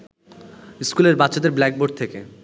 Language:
Bangla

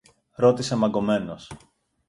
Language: Greek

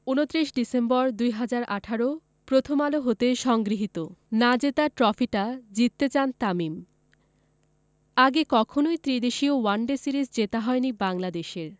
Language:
Bangla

